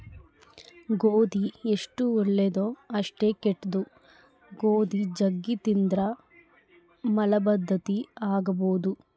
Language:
Kannada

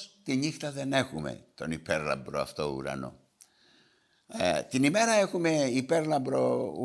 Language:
Greek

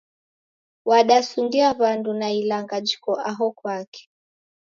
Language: Taita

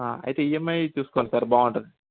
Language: Telugu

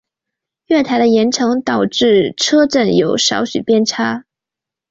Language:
Chinese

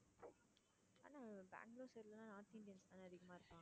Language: Tamil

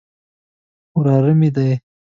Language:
Pashto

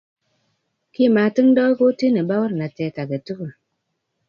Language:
Kalenjin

